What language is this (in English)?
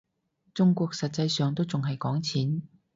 Cantonese